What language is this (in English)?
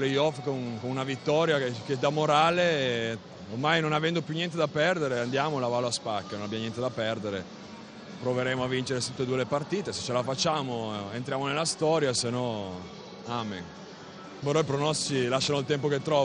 Italian